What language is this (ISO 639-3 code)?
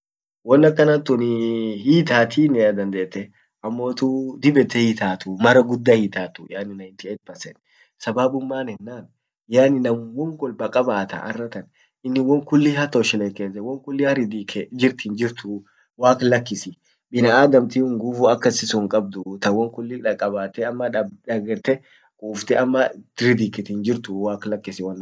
orc